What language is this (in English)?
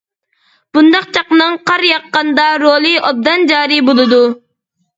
Uyghur